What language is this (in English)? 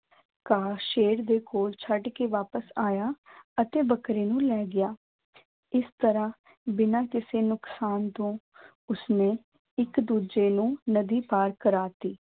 Punjabi